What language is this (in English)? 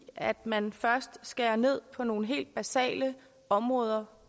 Danish